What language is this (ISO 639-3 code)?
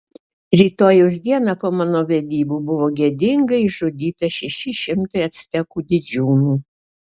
lit